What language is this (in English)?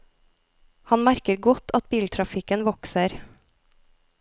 Norwegian